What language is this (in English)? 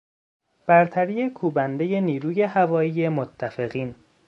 Persian